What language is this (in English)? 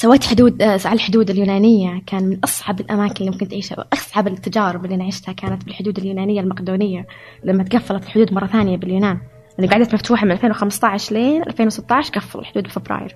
Arabic